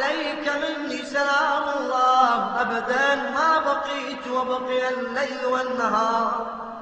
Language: Arabic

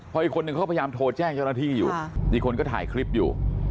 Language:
Thai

